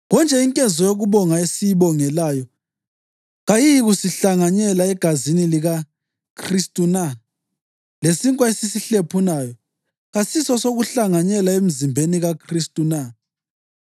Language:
North Ndebele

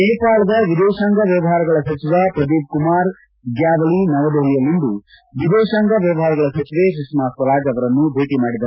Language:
Kannada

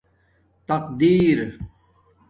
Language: Domaaki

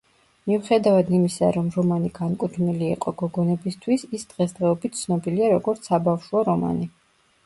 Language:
Georgian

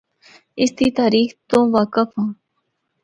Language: Northern Hindko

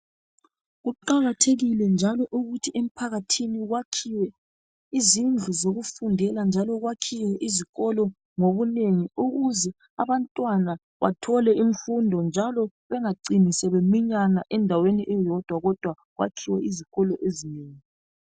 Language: North Ndebele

